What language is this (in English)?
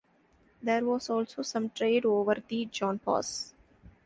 English